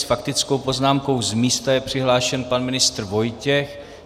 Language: Czech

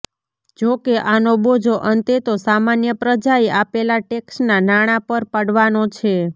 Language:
Gujarati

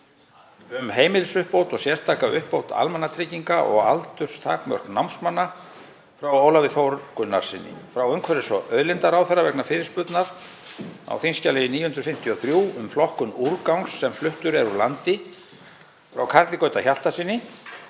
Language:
Icelandic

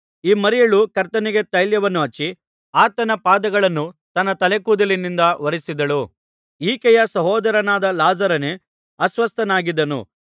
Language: Kannada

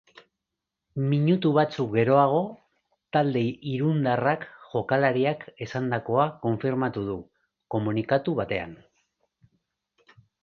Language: Basque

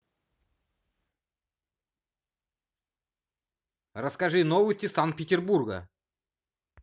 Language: Russian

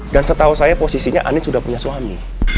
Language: Indonesian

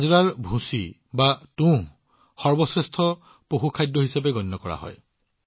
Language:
Assamese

